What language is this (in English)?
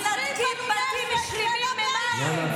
Hebrew